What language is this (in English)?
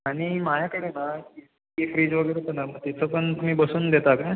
Marathi